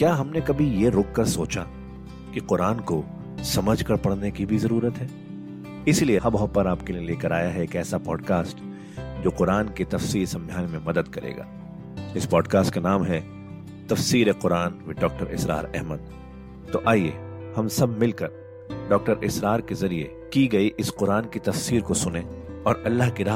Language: Hindi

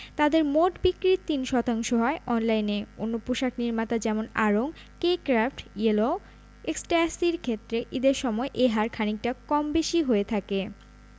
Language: Bangla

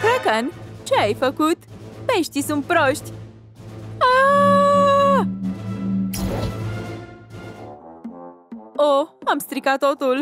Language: Romanian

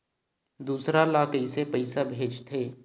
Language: Chhattisgarhi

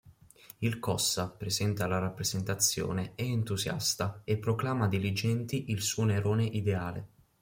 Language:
Italian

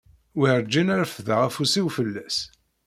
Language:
Kabyle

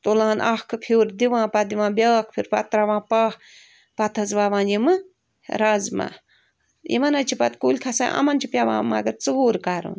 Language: Kashmiri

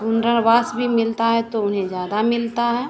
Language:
Hindi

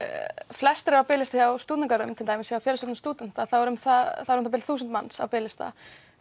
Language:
Icelandic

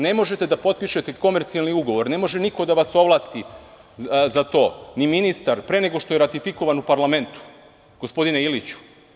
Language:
Serbian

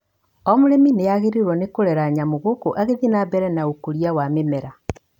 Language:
Kikuyu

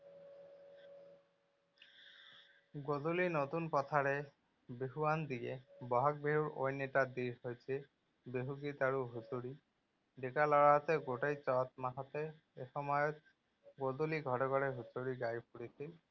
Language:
Assamese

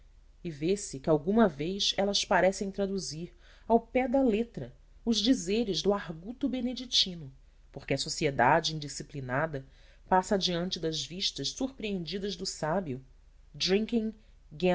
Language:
Portuguese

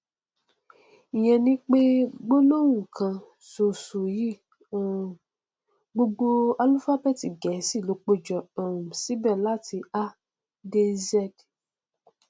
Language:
Yoruba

